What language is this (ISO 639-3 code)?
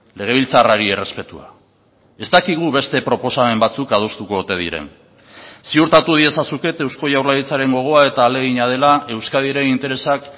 eus